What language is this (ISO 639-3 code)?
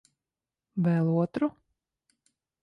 lav